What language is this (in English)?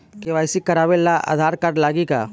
Bhojpuri